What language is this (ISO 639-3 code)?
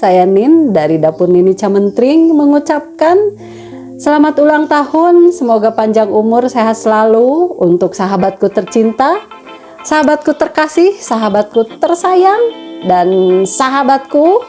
ind